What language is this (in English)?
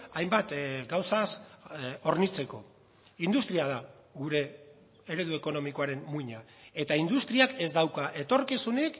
Basque